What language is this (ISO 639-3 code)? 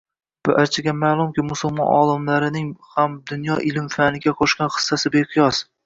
uzb